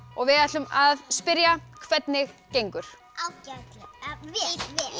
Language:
Icelandic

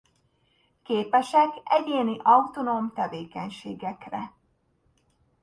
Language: Hungarian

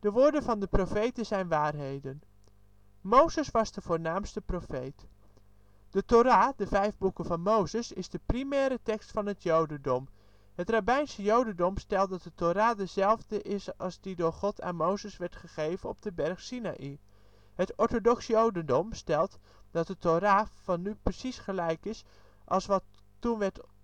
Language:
Dutch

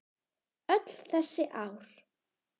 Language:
Icelandic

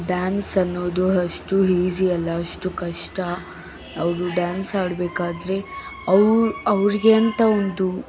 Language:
Kannada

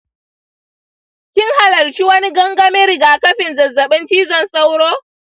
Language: Hausa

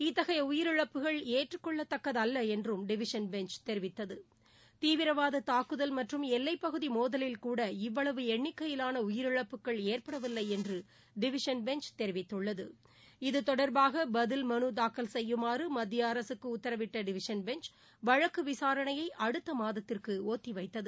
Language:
Tamil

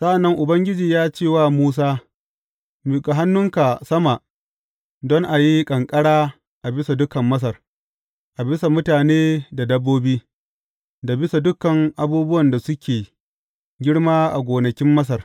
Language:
Hausa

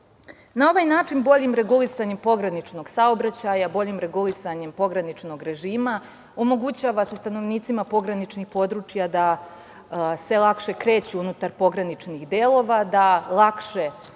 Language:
Serbian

